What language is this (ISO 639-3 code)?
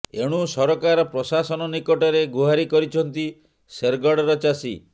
ori